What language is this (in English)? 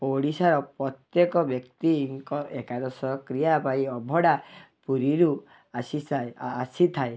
Odia